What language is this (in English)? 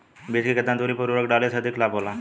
Bhojpuri